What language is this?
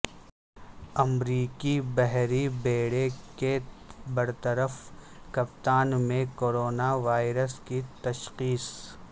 Urdu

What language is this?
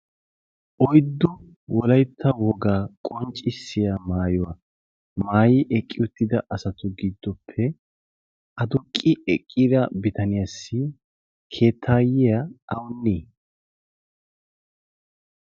Wolaytta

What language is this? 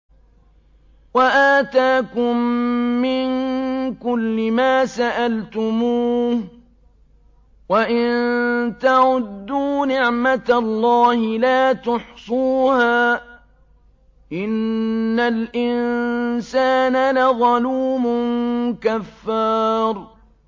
Arabic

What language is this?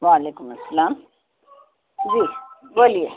Urdu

